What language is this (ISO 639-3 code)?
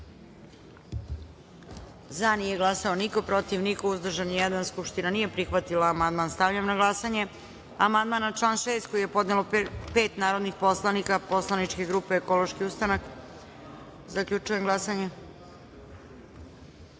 srp